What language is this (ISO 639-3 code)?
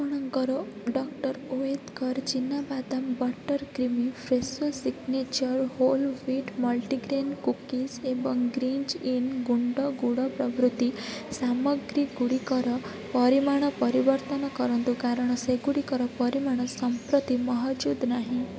ori